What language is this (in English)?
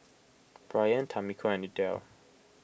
English